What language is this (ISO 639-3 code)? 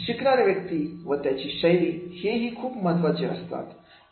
mar